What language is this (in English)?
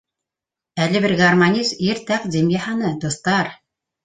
Bashkir